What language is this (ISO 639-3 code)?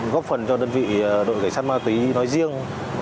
vie